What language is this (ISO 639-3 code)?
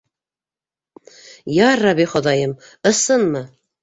bak